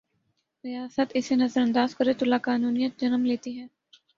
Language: Urdu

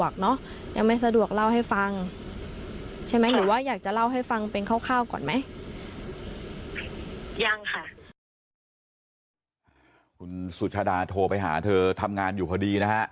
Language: Thai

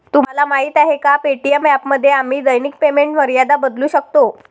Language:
Marathi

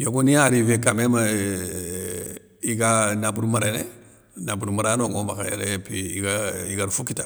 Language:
Soninke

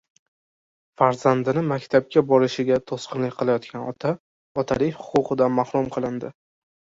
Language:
Uzbek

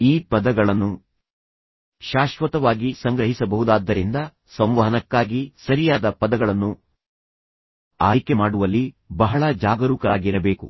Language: Kannada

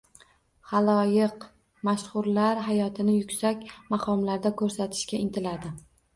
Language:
Uzbek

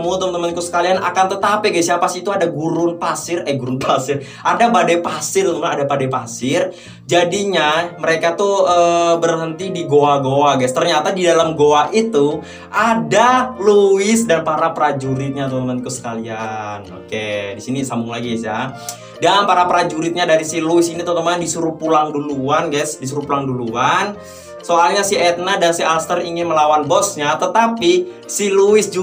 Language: Indonesian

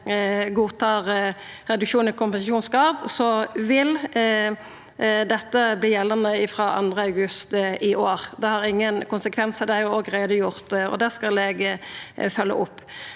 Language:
Norwegian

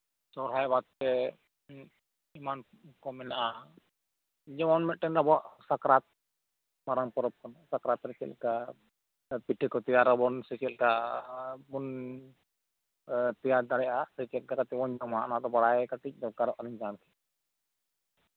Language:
Santali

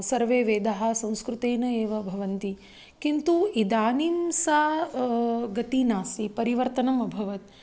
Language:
Sanskrit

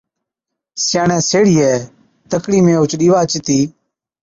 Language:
Od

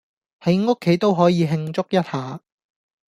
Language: Cantonese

